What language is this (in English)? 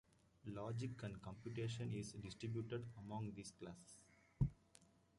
English